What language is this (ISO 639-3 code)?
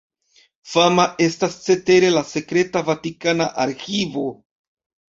epo